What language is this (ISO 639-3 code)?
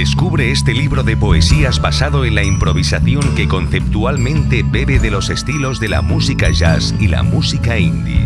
spa